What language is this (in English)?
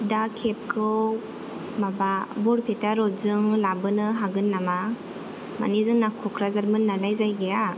Bodo